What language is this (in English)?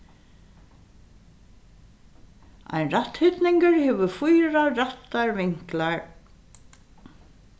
Faroese